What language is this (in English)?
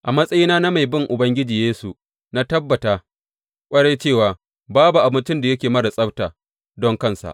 Hausa